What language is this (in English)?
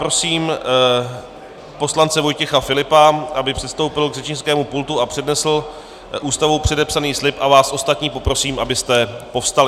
Czech